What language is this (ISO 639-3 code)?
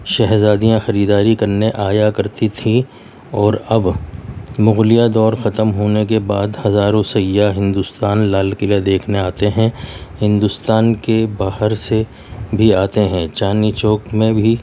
urd